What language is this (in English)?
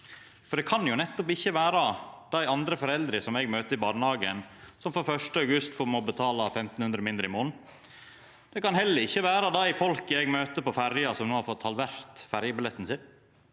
Norwegian